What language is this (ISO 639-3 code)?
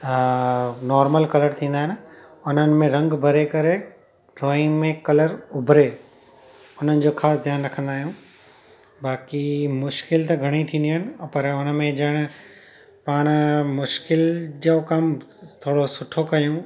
snd